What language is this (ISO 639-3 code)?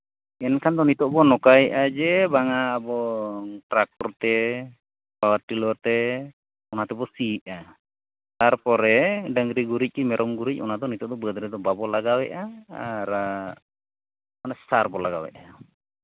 sat